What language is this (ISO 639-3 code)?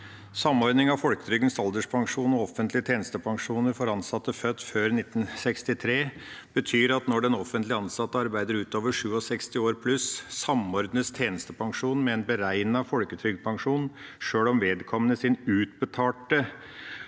nor